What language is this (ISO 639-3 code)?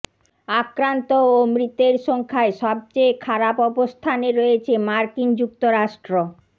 ben